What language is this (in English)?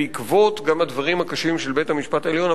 Hebrew